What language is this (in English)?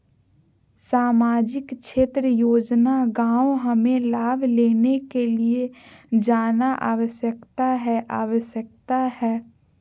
Magahi